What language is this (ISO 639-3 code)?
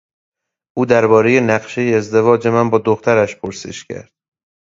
fas